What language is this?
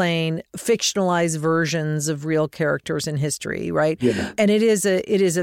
English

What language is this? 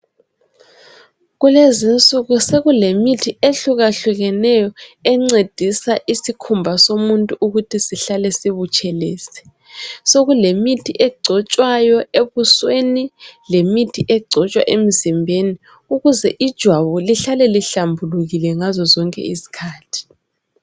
North Ndebele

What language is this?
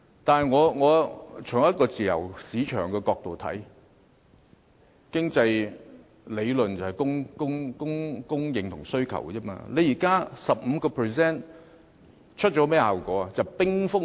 Cantonese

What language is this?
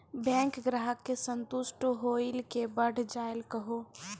Maithili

